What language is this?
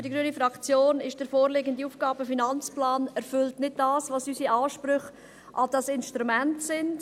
Swiss German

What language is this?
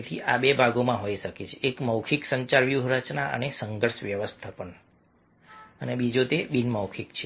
Gujarati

